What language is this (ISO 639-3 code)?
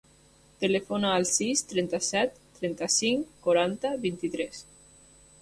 cat